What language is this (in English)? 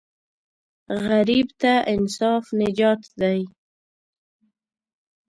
Pashto